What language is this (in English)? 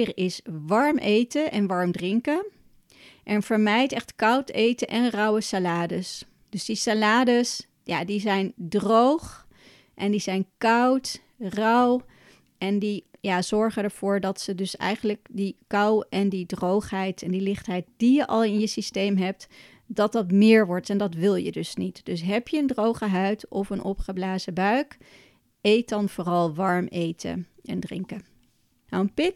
Dutch